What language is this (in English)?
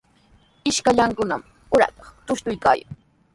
Sihuas Ancash Quechua